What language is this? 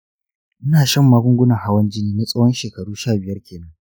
Hausa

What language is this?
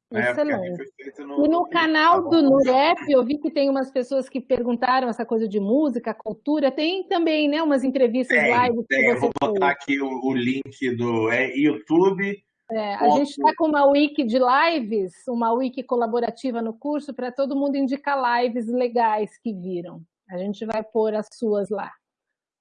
Portuguese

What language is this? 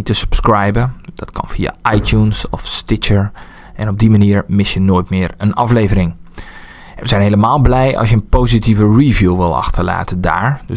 Dutch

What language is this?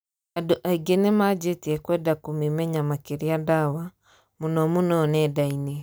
Kikuyu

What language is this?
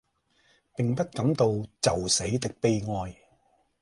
Cantonese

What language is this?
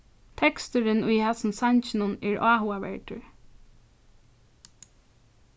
Faroese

